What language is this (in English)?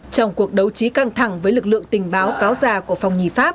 Vietnamese